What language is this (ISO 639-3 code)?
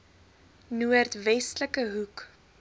afr